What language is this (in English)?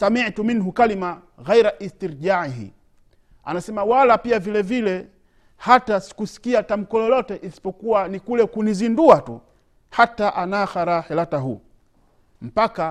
Swahili